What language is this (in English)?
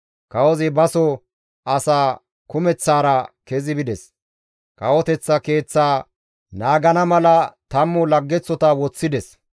Gamo